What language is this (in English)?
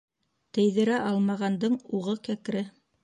Bashkir